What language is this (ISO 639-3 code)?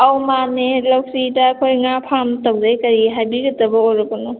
mni